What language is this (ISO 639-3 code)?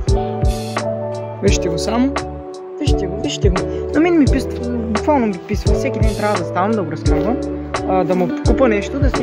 ron